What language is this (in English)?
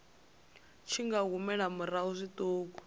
Venda